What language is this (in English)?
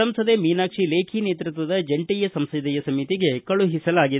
Kannada